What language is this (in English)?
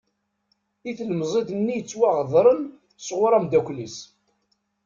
Kabyle